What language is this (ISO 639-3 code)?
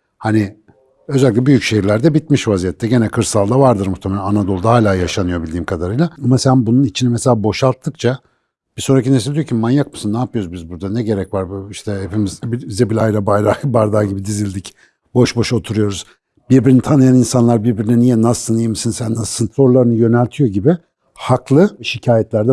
tur